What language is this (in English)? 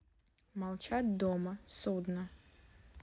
Russian